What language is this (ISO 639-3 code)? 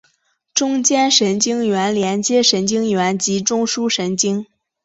zho